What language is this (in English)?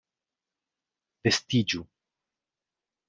Esperanto